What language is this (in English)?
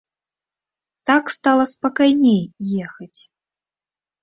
Belarusian